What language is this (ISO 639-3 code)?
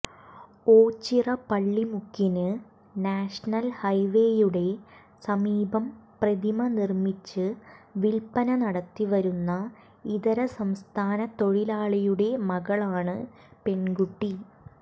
mal